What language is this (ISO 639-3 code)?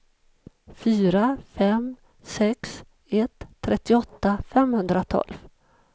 swe